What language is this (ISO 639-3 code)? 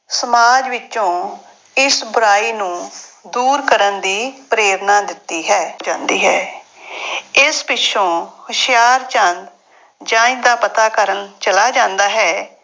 pan